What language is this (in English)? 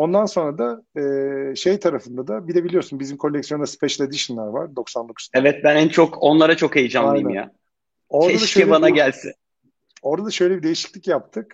Turkish